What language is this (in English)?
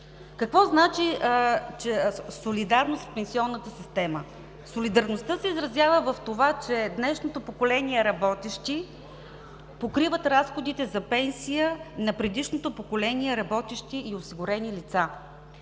Bulgarian